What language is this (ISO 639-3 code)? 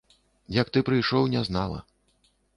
bel